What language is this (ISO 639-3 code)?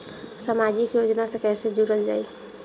bho